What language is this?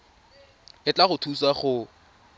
Tswana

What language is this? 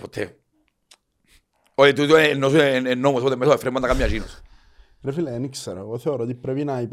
Greek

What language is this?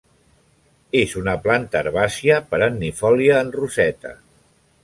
Catalan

